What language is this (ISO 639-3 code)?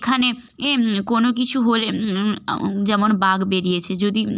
ben